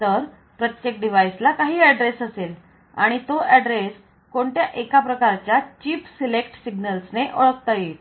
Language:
Marathi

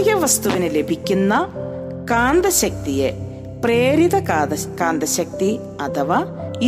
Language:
Malayalam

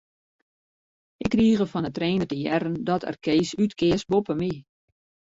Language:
Western Frisian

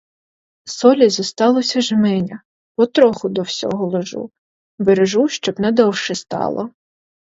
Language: Ukrainian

